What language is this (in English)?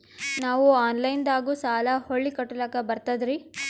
Kannada